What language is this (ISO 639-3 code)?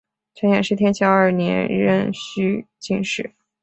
zho